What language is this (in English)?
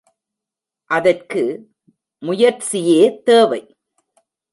Tamil